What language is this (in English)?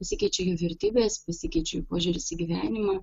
Lithuanian